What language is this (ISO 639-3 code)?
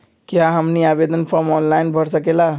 mag